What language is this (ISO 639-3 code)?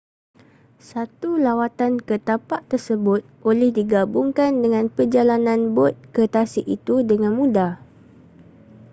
msa